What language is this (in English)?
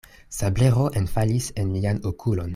Esperanto